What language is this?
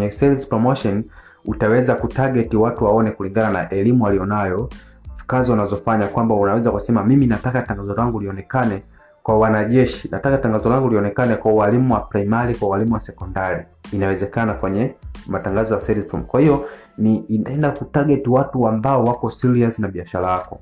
Swahili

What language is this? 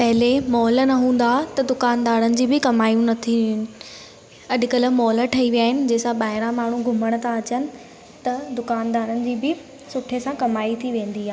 Sindhi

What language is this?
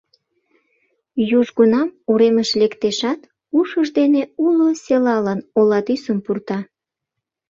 Mari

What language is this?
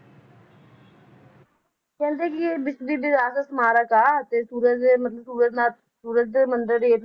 Punjabi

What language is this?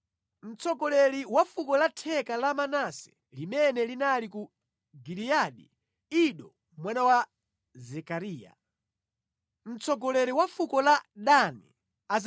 Nyanja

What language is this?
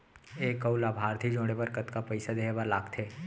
Chhattisgarhi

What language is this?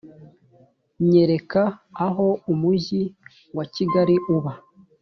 Kinyarwanda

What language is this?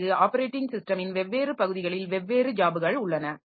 Tamil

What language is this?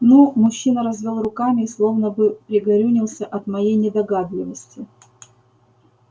Russian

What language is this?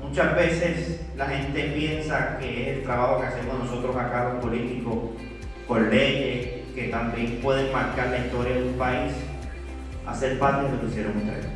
Spanish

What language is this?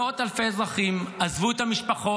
Hebrew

